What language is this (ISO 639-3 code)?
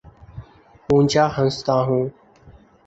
urd